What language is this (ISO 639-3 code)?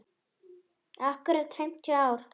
isl